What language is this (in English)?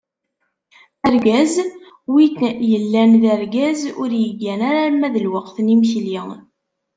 Kabyle